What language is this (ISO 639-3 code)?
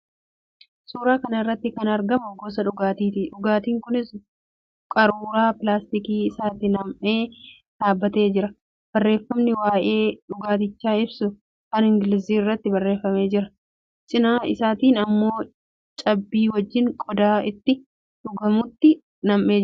orm